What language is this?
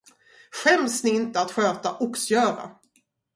Swedish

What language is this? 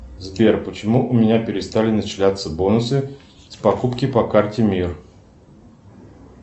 Russian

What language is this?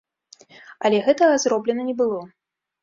Belarusian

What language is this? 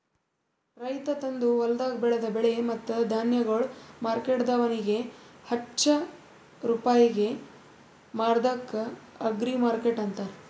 Kannada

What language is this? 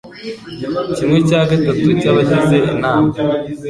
Kinyarwanda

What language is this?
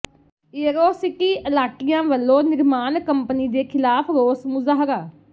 Punjabi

